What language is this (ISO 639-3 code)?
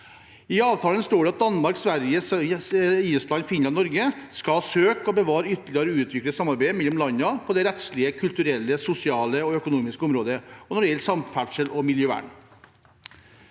nor